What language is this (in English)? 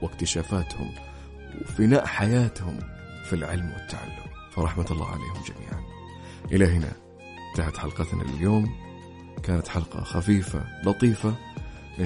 Arabic